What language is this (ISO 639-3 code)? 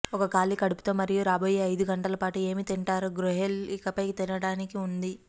tel